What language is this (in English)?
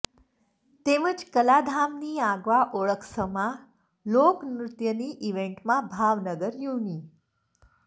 Gujarati